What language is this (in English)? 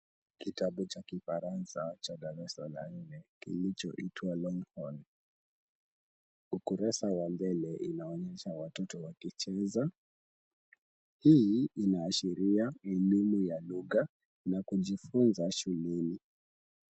Swahili